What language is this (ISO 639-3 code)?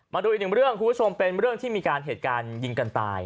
tha